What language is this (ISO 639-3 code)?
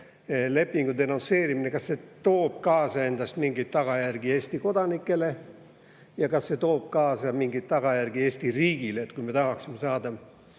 est